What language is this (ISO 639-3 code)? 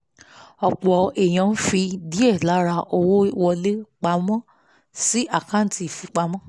yor